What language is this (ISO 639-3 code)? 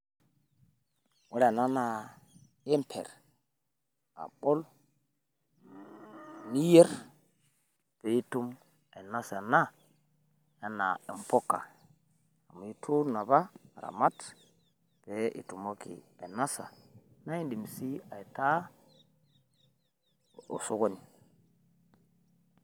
mas